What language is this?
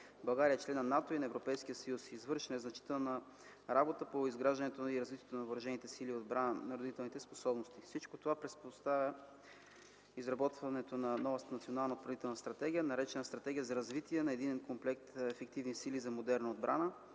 Bulgarian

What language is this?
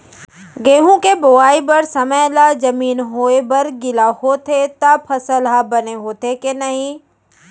Chhattisgarhi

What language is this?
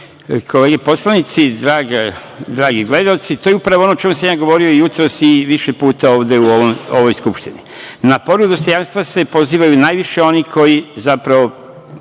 Serbian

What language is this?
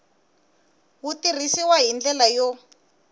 Tsonga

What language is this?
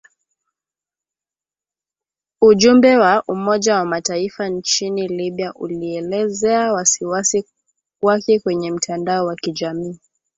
Swahili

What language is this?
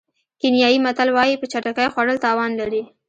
Pashto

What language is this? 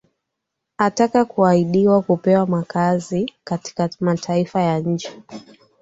Swahili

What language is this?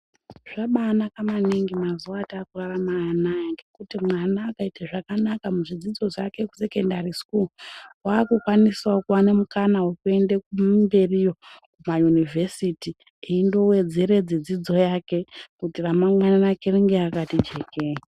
Ndau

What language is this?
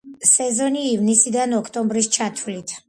Georgian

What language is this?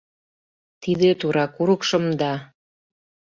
Mari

